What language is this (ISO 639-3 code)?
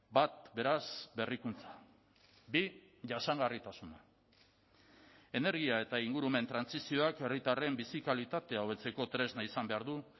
eus